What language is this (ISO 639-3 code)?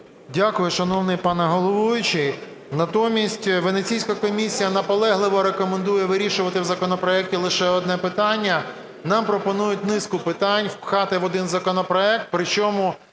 ukr